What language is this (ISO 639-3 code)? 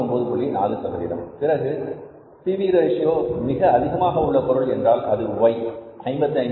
tam